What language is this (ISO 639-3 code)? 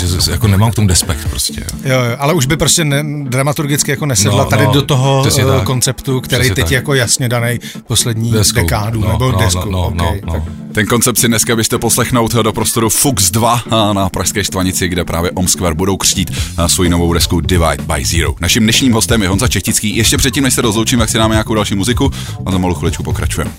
ces